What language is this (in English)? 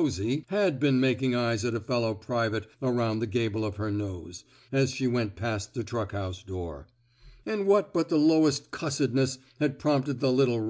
English